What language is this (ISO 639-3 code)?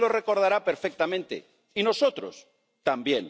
spa